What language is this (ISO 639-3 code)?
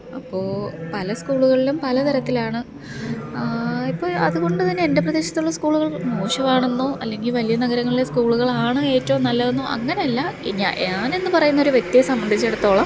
mal